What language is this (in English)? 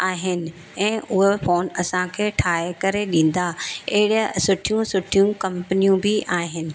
Sindhi